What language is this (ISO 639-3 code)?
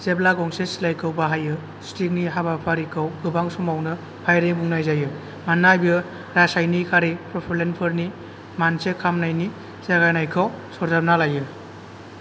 brx